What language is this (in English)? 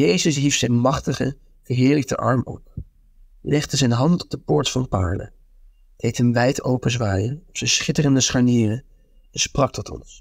Dutch